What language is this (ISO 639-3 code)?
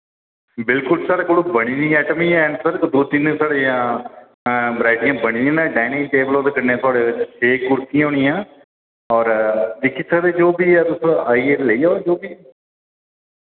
doi